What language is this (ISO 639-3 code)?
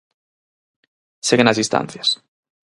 glg